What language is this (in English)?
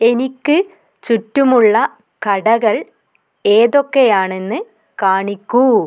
Malayalam